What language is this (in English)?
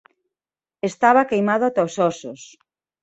Galician